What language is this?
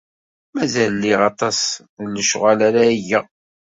Kabyle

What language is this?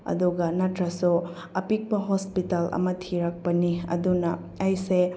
Manipuri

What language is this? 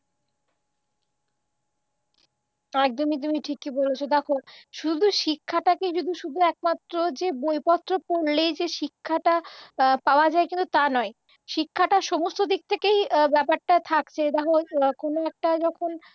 Bangla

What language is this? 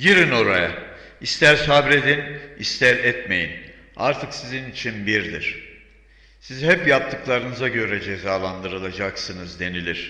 Turkish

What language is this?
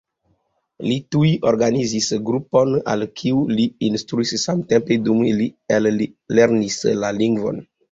Esperanto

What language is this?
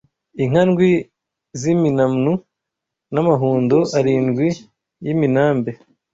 Kinyarwanda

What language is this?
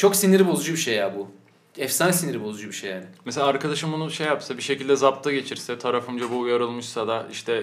Turkish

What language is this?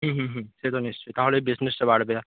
Bangla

